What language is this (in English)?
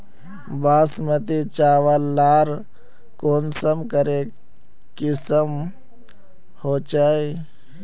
Magahi